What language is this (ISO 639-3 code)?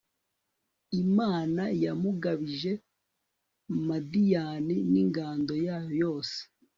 kin